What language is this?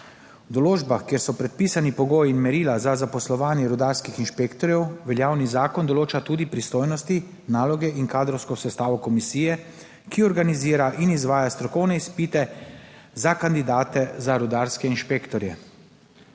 Slovenian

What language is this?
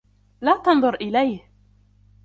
Arabic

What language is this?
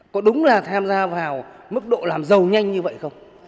Vietnamese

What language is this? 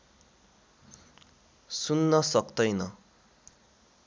Nepali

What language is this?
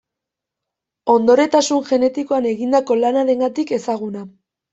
Basque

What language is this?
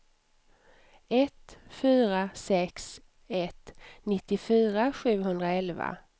Swedish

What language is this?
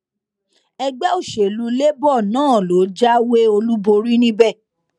Yoruba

